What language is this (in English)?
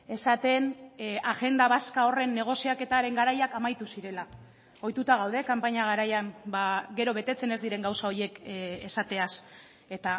Basque